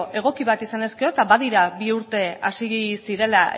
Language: Basque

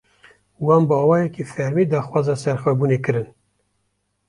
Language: Kurdish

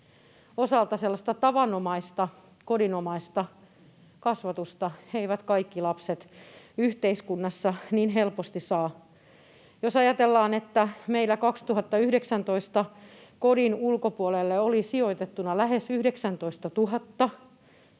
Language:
Finnish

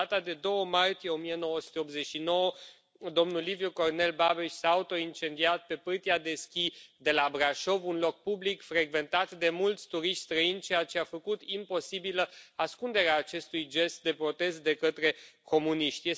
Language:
Romanian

